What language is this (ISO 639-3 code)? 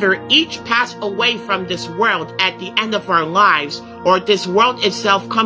eng